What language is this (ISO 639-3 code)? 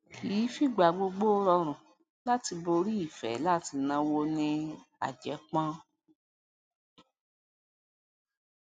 yor